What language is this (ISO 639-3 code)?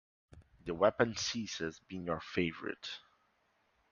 eng